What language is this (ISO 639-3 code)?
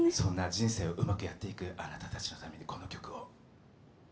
jpn